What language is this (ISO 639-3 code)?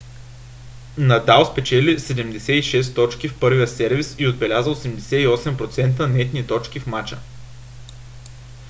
bul